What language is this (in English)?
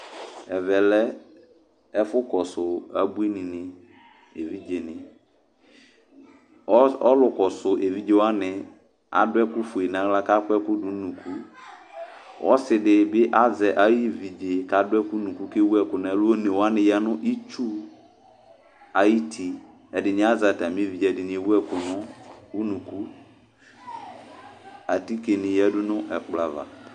Ikposo